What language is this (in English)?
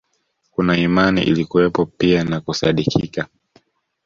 Swahili